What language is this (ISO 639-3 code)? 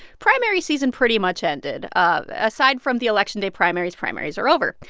eng